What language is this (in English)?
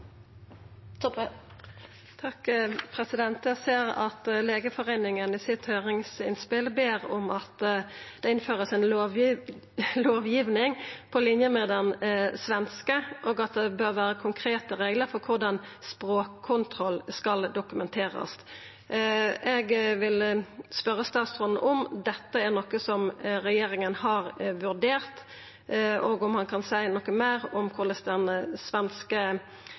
Norwegian Nynorsk